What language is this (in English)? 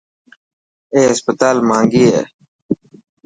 Dhatki